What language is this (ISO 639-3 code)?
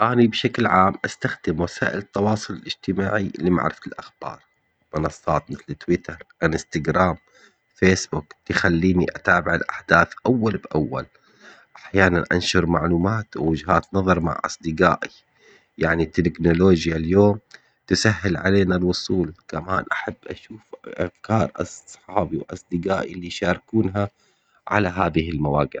acx